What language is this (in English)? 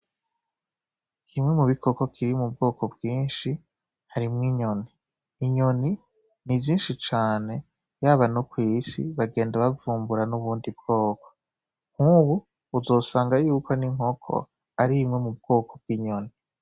Rundi